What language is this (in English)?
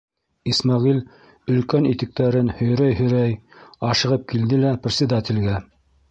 Bashkir